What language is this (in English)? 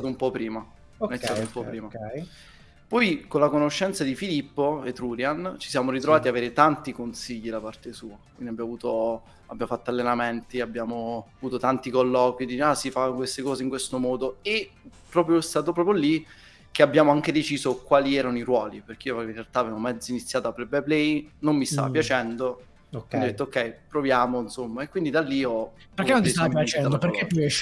Italian